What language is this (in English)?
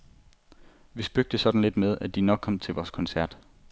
Danish